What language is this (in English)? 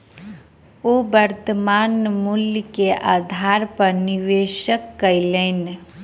Maithili